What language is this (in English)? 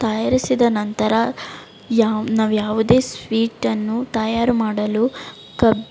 Kannada